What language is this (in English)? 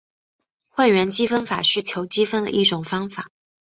Chinese